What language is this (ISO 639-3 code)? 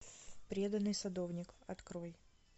rus